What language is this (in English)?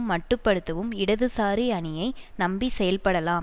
Tamil